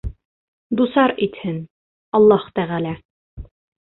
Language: Bashkir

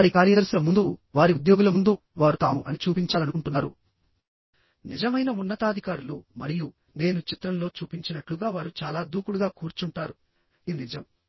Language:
Telugu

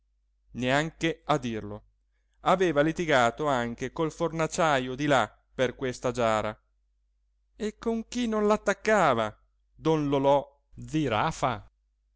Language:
Italian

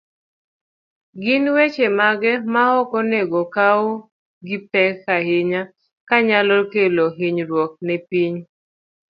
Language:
Luo (Kenya and Tanzania)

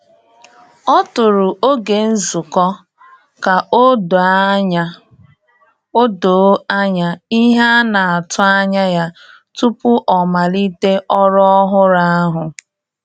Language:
Igbo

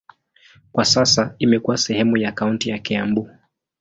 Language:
Swahili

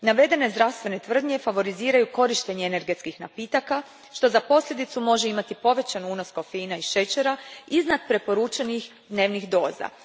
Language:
Croatian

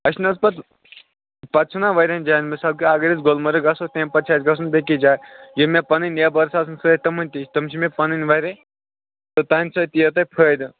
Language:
Kashmiri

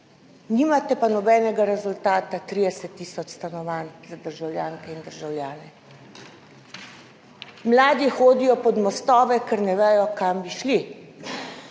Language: Slovenian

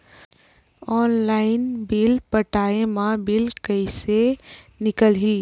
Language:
Chhattisgarhi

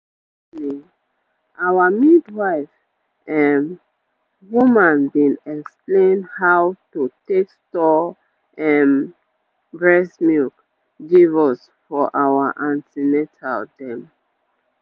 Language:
Nigerian Pidgin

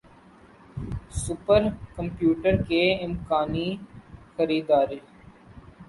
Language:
Urdu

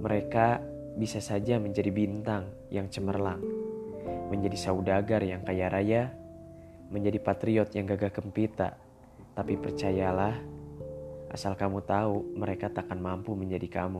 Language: Indonesian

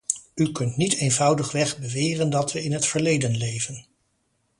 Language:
Dutch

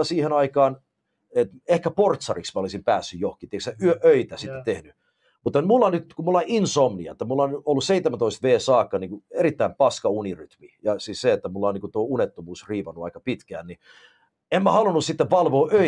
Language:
Finnish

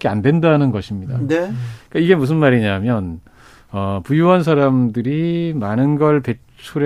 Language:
Korean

